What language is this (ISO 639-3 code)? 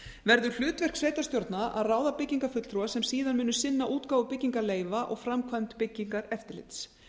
isl